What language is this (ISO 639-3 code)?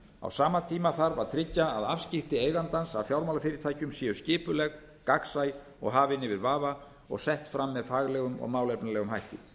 isl